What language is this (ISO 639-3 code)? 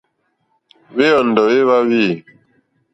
bri